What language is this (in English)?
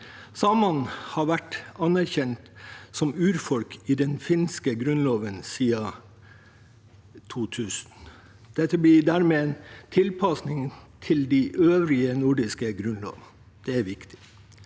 Norwegian